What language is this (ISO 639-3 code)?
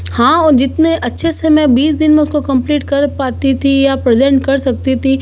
hin